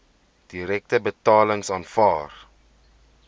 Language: Afrikaans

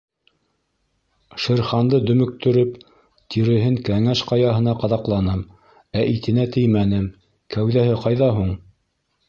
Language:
Bashkir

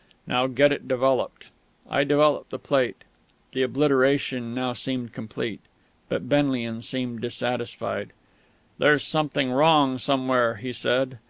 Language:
English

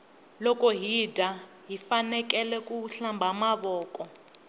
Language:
Tsonga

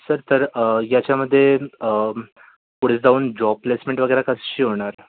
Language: Marathi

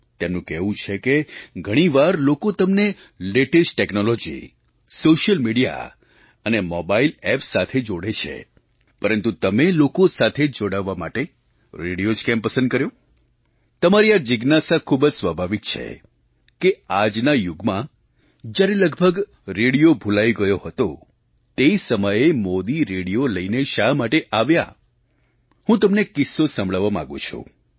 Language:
Gujarati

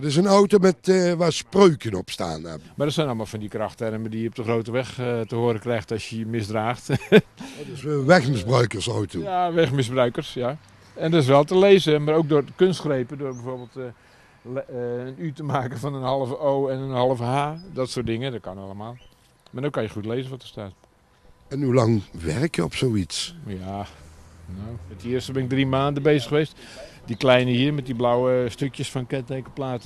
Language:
Dutch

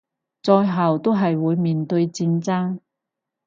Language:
Cantonese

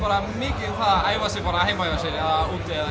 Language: Icelandic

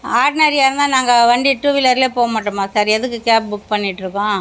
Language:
Tamil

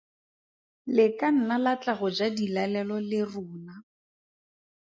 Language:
Tswana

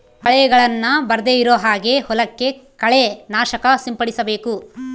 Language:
Kannada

